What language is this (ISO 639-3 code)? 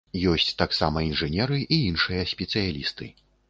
bel